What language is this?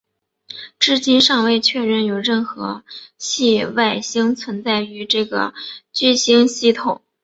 Chinese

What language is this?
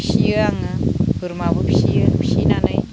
Bodo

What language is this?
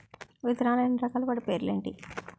Telugu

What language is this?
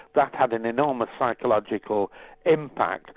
English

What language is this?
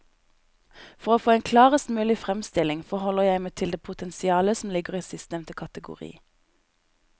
Norwegian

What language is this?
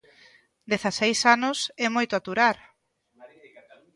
Galician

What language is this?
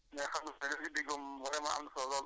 Wolof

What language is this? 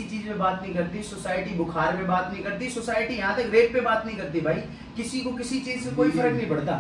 Hindi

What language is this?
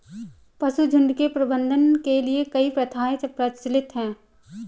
Hindi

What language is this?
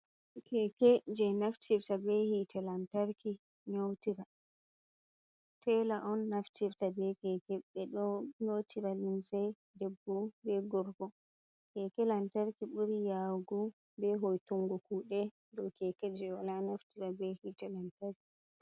Fula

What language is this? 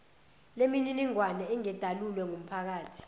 Zulu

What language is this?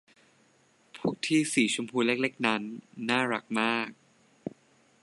Thai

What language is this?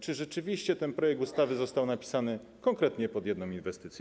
Polish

